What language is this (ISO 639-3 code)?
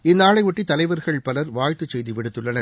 tam